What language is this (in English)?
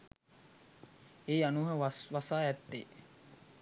Sinhala